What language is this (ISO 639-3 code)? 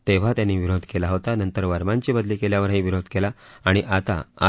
mar